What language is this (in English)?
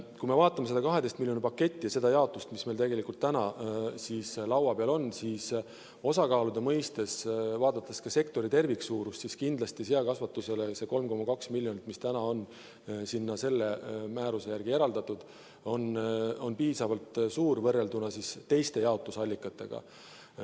Estonian